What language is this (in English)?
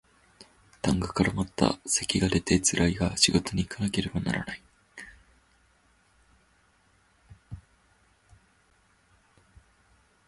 Japanese